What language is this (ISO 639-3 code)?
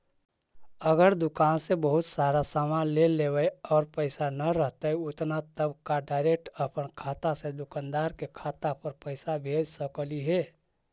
mag